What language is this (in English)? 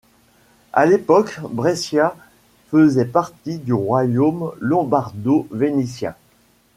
French